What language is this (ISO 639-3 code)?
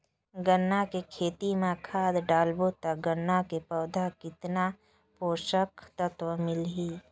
hne